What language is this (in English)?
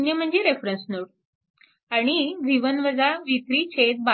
Marathi